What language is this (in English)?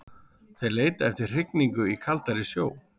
Icelandic